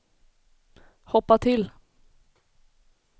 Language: Swedish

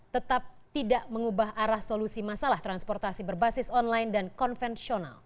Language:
Indonesian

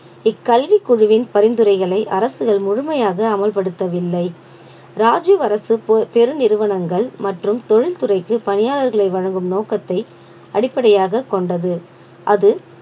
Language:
Tamil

